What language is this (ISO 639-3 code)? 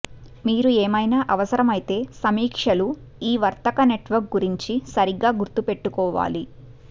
tel